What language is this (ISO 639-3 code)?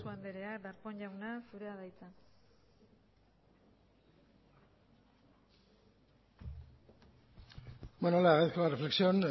eus